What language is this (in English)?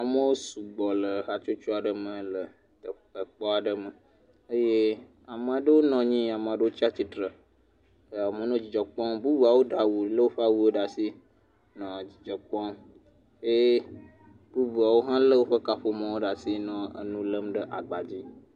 Ewe